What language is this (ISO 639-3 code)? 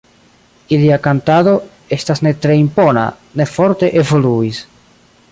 epo